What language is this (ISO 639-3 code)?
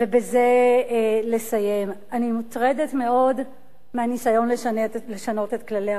heb